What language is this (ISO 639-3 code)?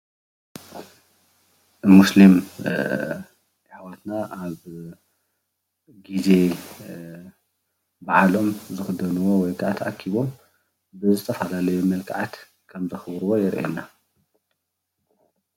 tir